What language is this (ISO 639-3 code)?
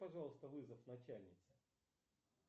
rus